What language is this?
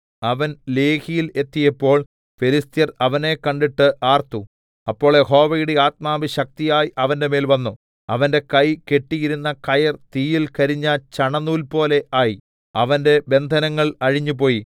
Malayalam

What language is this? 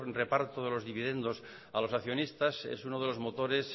Spanish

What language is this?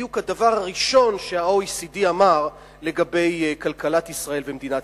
Hebrew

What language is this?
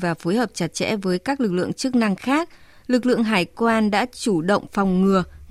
Vietnamese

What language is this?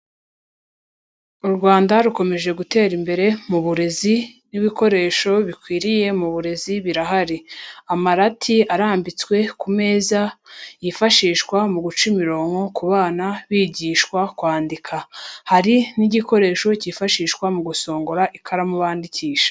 Kinyarwanda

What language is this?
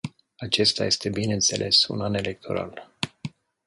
Romanian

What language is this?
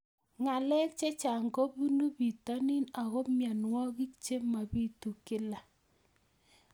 Kalenjin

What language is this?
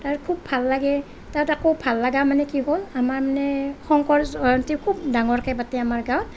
Assamese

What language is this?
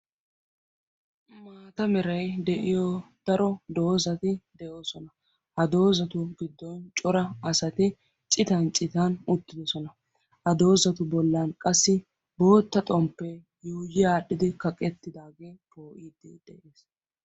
Wolaytta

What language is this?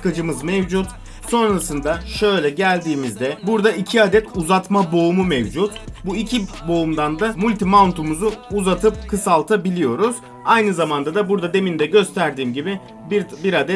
Turkish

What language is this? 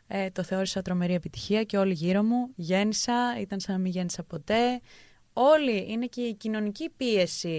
Greek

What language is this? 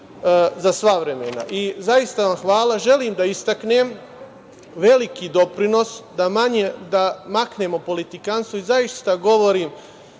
Serbian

